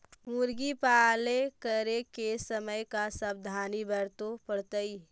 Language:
Magahi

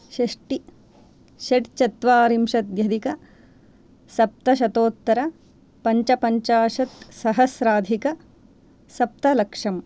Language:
Sanskrit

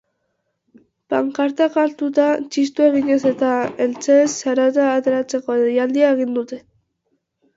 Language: Basque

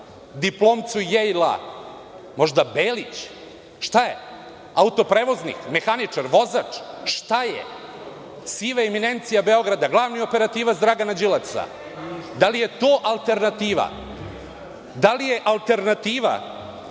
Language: Serbian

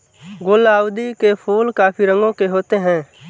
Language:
Hindi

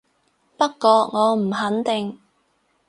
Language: Cantonese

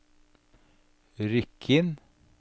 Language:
Norwegian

